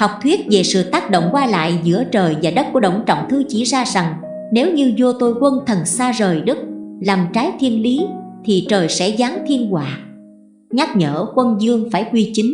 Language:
Vietnamese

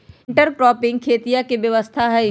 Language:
Magahi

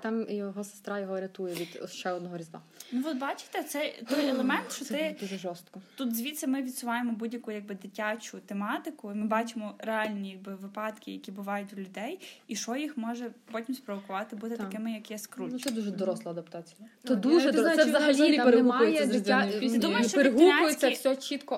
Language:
Ukrainian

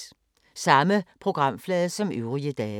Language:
Danish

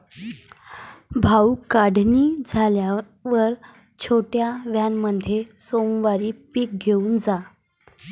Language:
Marathi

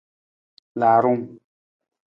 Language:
Nawdm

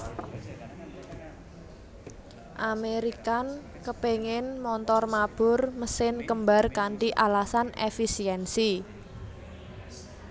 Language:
Javanese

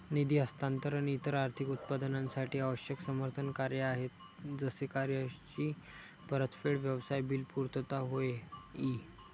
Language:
Marathi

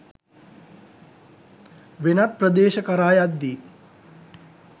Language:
Sinhala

